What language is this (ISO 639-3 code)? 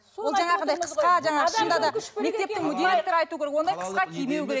kaz